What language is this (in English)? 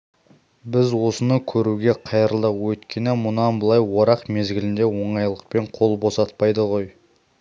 Kazakh